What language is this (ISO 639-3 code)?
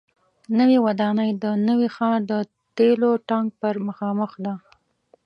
pus